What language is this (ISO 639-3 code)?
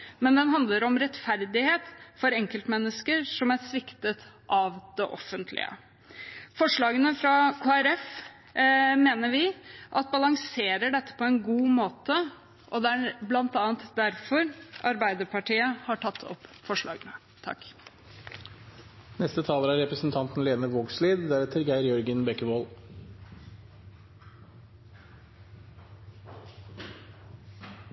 nor